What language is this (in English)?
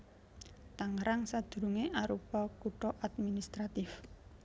Javanese